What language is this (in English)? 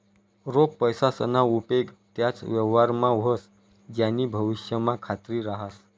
Marathi